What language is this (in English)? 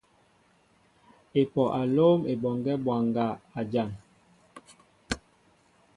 Mbo (Cameroon)